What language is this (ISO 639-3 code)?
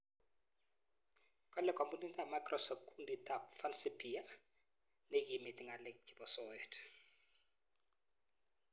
kln